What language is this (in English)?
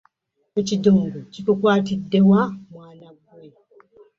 Ganda